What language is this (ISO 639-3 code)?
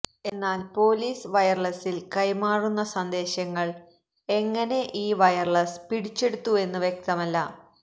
mal